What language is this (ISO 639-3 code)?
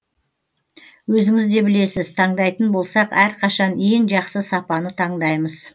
kaz